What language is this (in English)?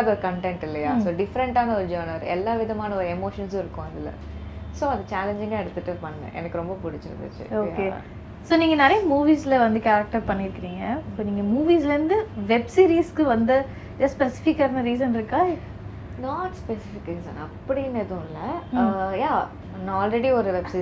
Tamil